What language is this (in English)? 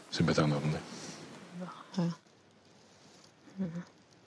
Welsh